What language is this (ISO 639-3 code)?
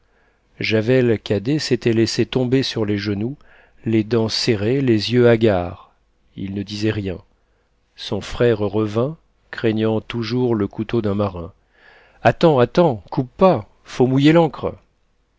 fra